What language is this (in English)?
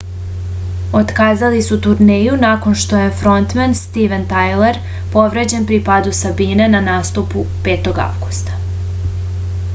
Serbian